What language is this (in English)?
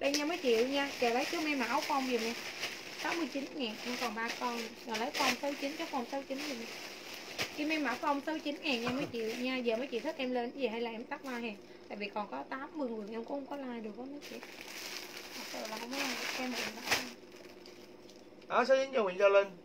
Vietnamese